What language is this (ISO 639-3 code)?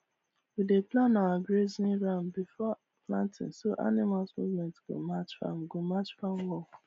pcm